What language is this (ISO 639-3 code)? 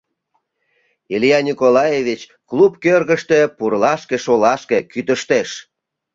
chm